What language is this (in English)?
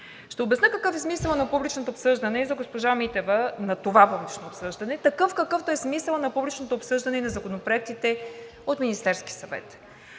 Bulgarian